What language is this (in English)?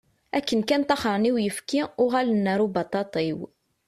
Kabyle